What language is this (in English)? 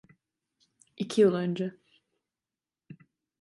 Turkish